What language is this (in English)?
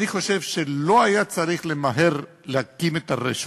Hebrew